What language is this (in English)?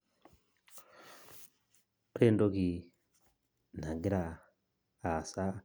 Masai